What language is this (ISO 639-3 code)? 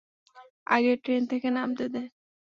ben